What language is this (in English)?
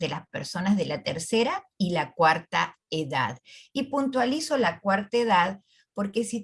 Spanish